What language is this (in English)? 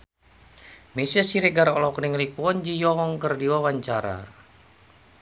Sundanese